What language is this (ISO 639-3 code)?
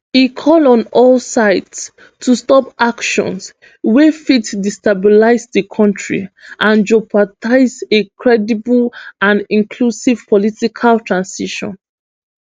pcm